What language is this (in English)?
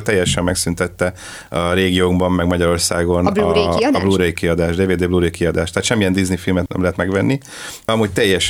Hungarian